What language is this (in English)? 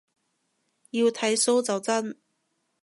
Cantonese